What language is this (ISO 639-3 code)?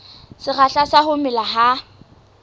sot